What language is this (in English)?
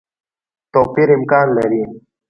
Pashto